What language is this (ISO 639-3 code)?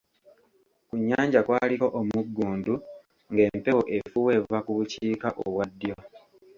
lug